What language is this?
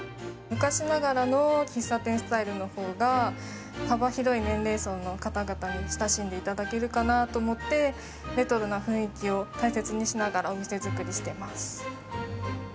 Japanese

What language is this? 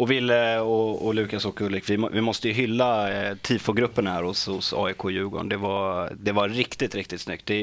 Swedish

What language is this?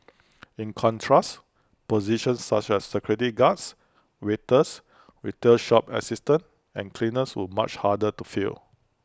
English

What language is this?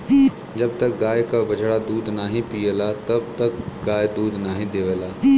Bhojpuri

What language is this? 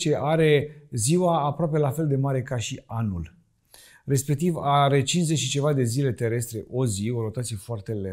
Romanian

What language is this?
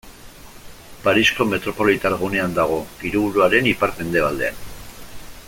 Basque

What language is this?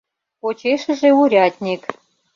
Mari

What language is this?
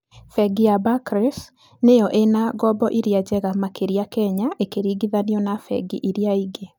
Kikuyu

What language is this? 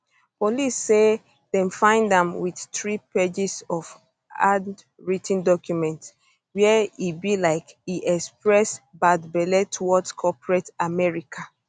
Nigerian Pidgin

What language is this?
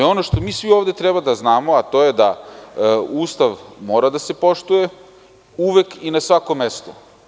Serbian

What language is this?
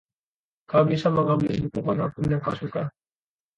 Indonesian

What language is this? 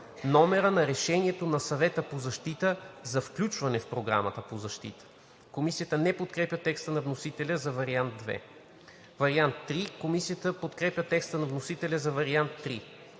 Bulgarian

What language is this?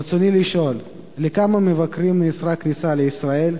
Hebrew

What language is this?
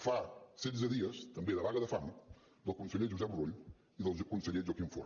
Catalan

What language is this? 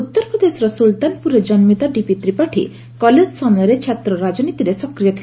Odia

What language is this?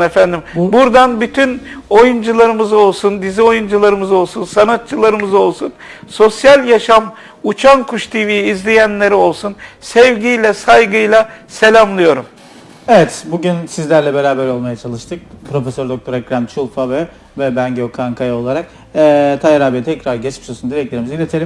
Turkish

